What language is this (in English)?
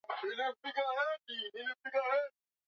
Swahili